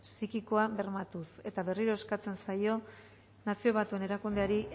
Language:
Basque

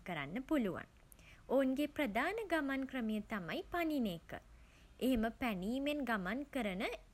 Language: Sinhala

